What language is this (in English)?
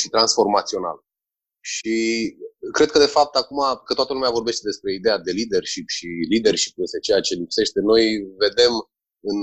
Romanian